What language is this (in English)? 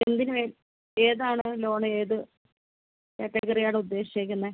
Malayalam